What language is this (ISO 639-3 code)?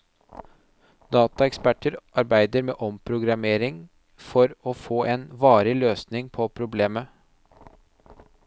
nor